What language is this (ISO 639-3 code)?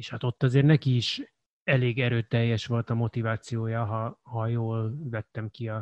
hun